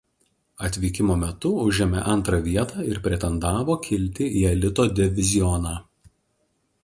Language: Lithuanian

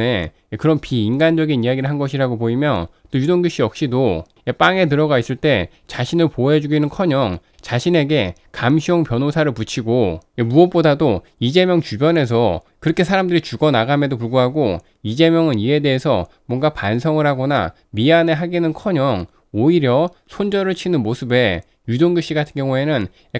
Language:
Korean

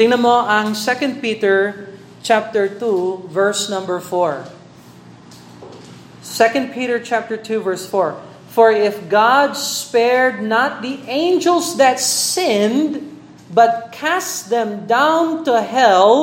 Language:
Filipino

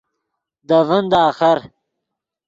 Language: Yidgha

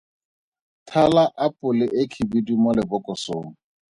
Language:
Tswana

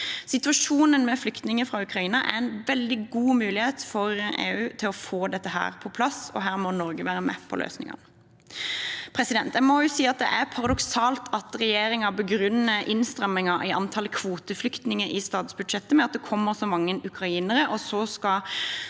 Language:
Norwegian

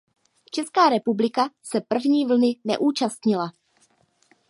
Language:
Czech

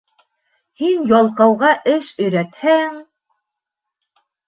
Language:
Bashkir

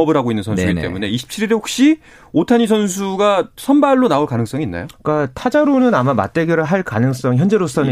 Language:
Korean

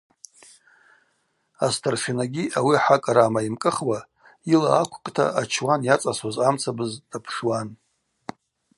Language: Abaza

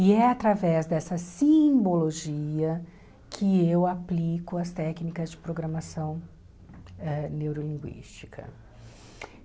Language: Portuguese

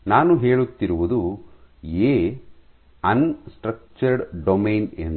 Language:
Kannada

